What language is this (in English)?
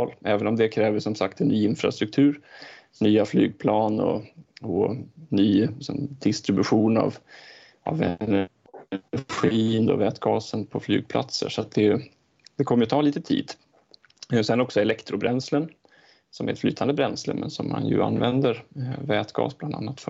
Swedish